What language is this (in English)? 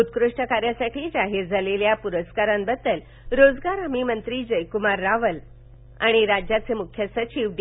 Marathi